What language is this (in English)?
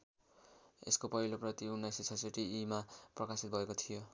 Nepali